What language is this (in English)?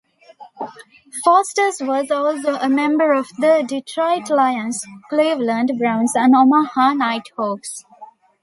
English